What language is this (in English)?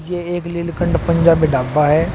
Hindi